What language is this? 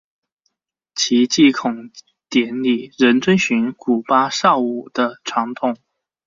Chinese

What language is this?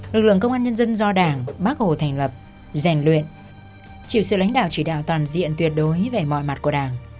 Vietnamese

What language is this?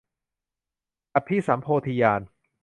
Thai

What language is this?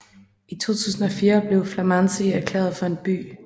Danish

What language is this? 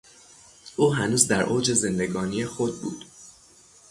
Persian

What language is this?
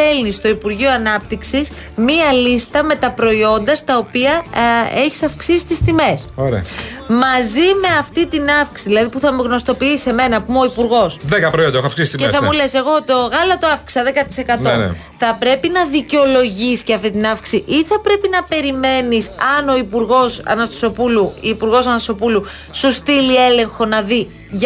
Greek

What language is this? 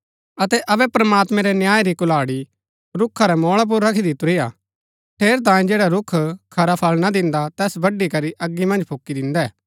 Gaddi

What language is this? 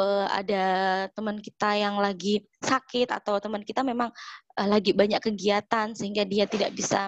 Indonesian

